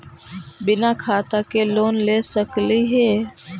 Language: Magahi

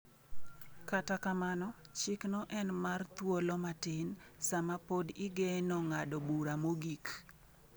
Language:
Luo (Kenya and Tanzania)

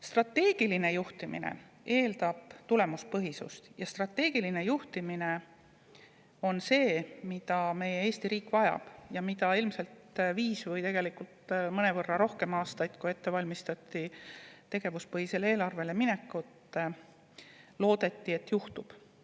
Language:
Estonian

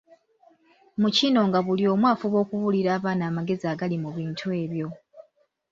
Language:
Ganda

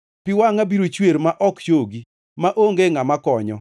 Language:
Luo (Kenya and Tanzania)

